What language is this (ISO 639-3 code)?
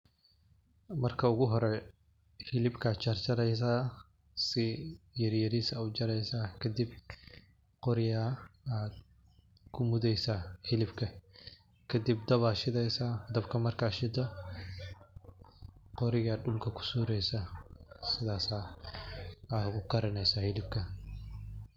som